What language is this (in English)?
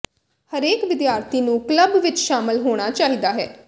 Punjabi